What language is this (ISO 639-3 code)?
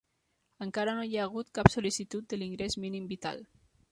cat